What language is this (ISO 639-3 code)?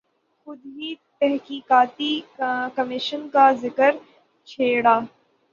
urd